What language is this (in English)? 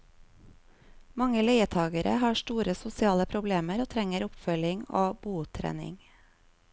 Norwegian